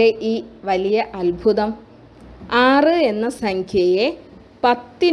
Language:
Turkish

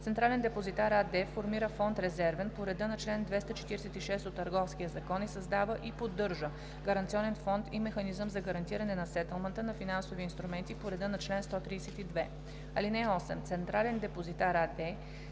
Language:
Bulgarian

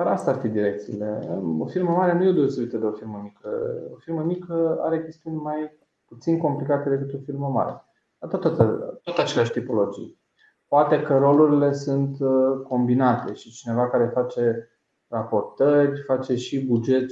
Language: Romanian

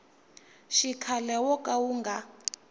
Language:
Tsonga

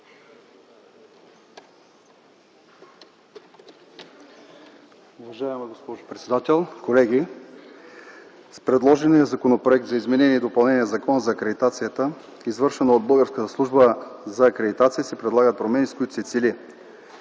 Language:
Bulgarian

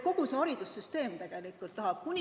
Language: Estonian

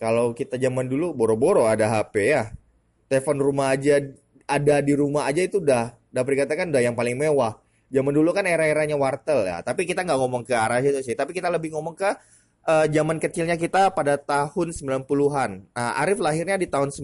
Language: Indonesian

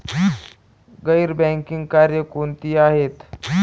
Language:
Marathi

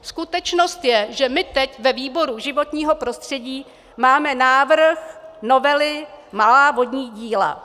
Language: Czech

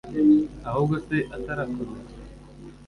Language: Kinyarwanda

